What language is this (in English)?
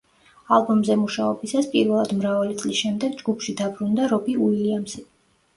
Georgian